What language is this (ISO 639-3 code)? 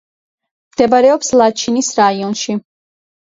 kat